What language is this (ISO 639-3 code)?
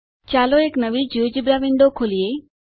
guj